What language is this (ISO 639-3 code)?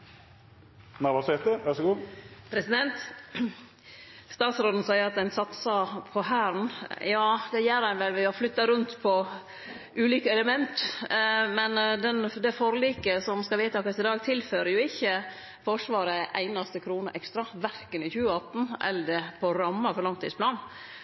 nor